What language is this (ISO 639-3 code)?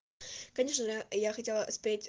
rus